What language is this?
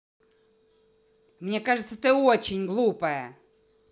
Russian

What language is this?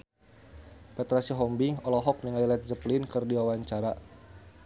Sundanese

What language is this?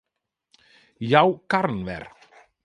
Western Frisian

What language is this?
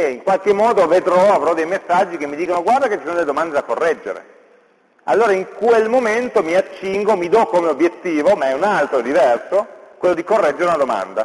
Italian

